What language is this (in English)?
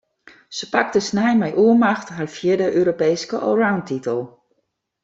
Western Frisian